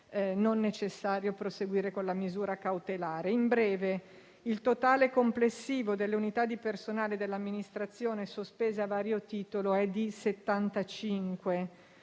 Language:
Italian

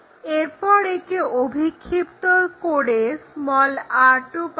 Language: Bangla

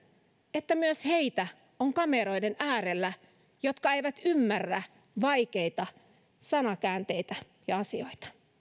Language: Finnish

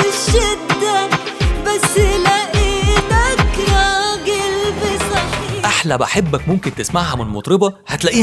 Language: Arabic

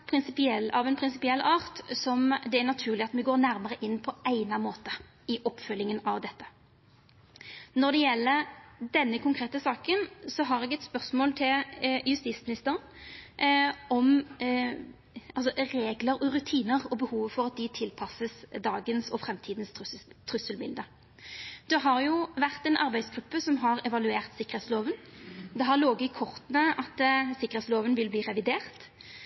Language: Norwegian Nynorsk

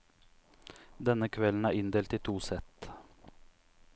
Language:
Norwegian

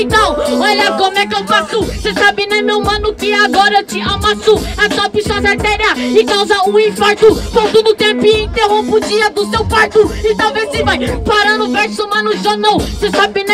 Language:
Portuguese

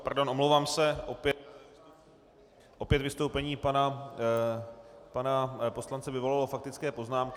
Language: Czech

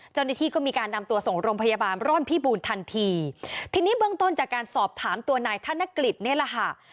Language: Thai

